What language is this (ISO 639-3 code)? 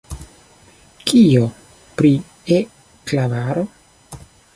epo